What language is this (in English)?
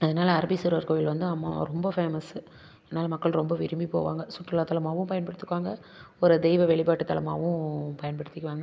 Tamil